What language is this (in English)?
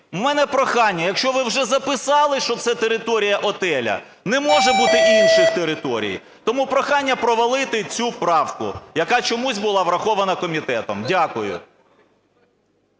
Ukrainian